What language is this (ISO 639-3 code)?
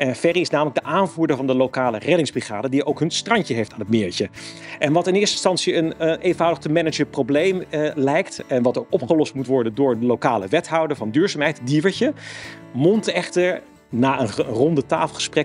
nld